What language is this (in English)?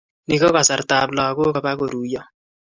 Kalenjin